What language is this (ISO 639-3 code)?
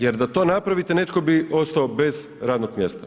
hrv